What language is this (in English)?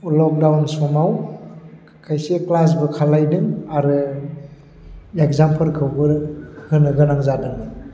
Bodo